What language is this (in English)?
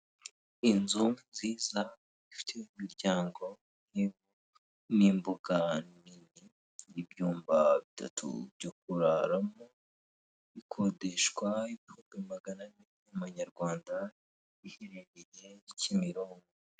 Kinyarwanda